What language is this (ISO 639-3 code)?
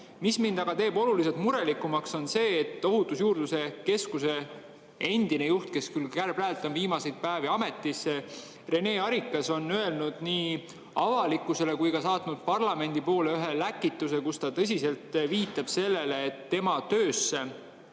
est